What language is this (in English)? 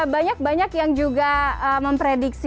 Indonesian